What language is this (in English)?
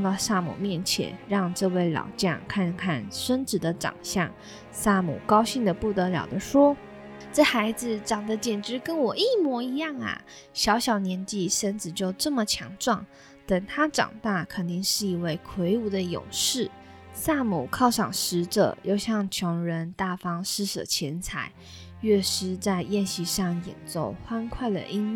Chinese